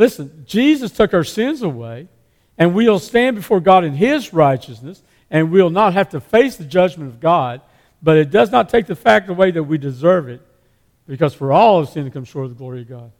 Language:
English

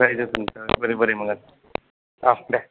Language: Bodo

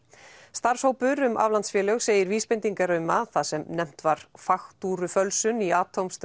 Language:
Icelandic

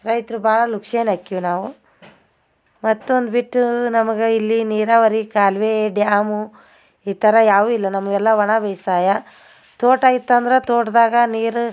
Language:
Kannada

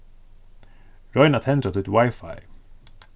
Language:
Faroese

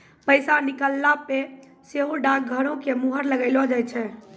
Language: Maithili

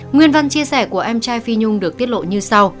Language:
Vietnamese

